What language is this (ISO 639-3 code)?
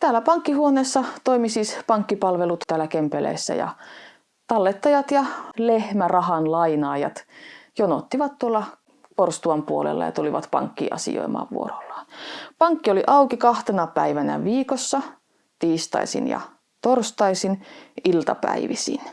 fin